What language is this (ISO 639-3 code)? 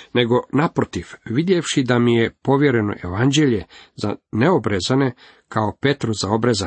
hrv